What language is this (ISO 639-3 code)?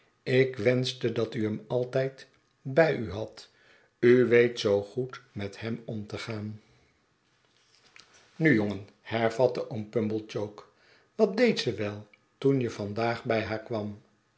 nld